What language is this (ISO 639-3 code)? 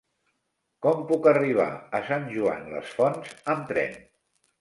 cat